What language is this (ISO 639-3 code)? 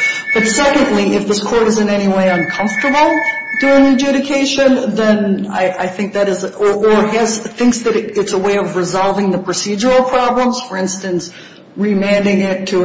eng